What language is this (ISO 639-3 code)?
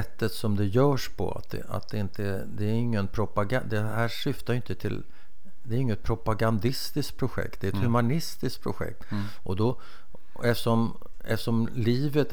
swe